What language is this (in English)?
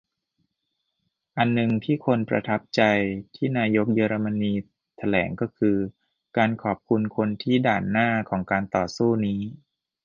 Thai